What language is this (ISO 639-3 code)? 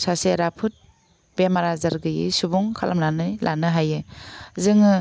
brx